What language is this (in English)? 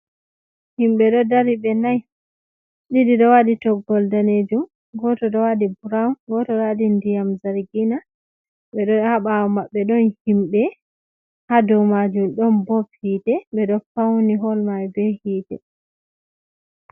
Fula